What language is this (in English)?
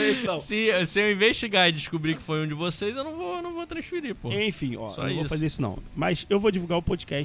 Portuguese